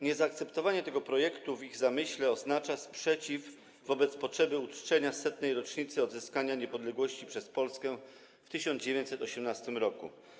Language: Polish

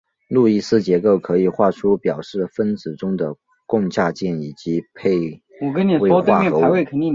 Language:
Chinese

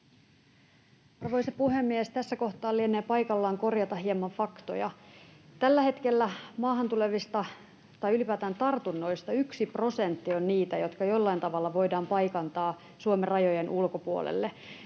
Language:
Finnish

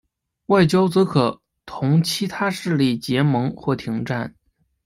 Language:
Chinese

